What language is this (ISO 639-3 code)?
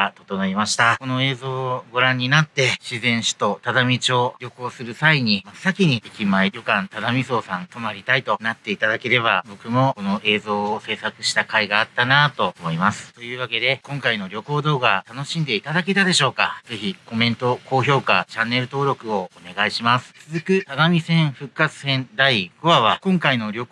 jpn